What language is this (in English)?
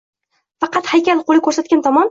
Uzbek